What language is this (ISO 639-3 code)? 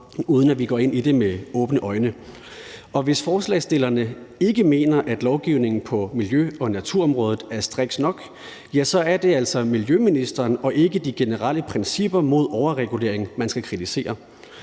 dan